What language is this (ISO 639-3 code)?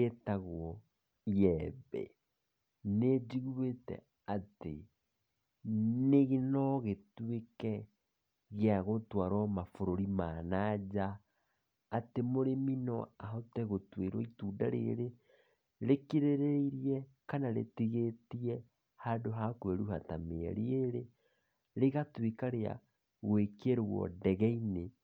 kik